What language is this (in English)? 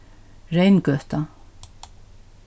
Faroese